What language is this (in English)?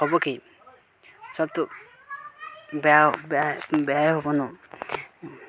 Assamese